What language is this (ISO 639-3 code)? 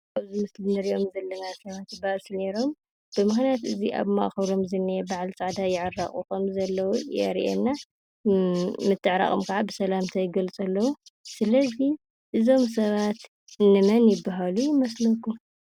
tir